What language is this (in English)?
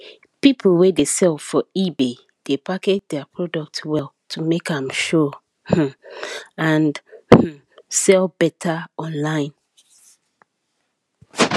Nigerian Pidgin